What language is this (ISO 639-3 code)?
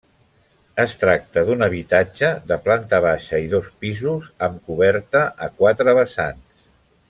cat